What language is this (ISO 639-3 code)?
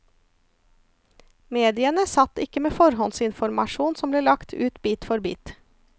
nor